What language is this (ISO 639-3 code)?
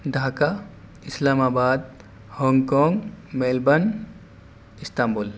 urd